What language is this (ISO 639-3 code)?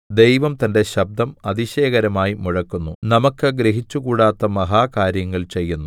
mal